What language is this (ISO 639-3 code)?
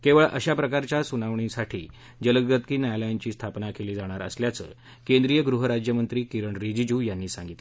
mar